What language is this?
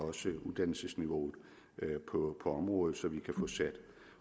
Danish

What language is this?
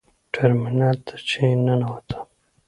Pashto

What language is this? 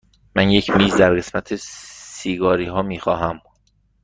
Persian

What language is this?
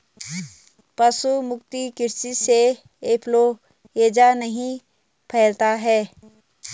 Hindi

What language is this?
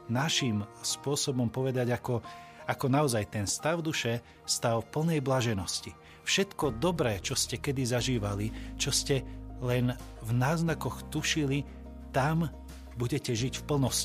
Slovak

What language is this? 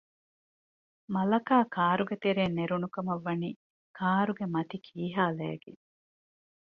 Divehi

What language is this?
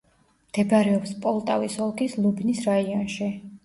Georgian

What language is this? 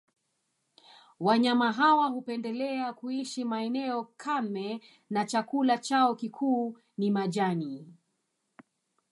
Swahili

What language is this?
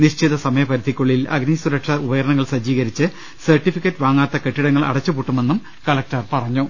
Malayalam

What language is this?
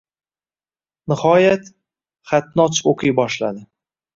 Uzbek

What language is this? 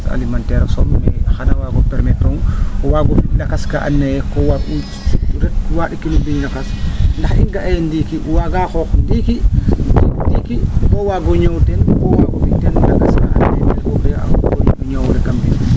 Serer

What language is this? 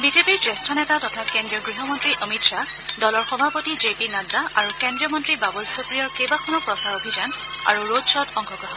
Assamese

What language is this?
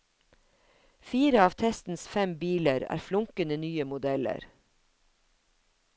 Norwegian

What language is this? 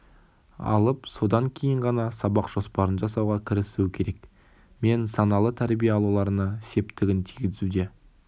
Kazakh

